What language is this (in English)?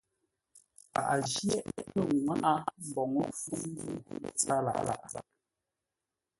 Ngombale